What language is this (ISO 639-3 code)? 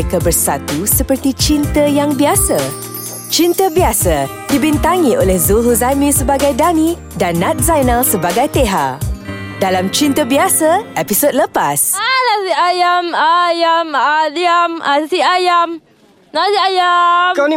msa